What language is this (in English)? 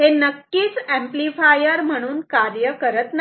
Marathi